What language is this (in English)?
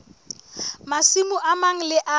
Southern Sotho